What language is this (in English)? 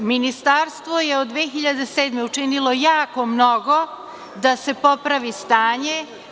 Serbian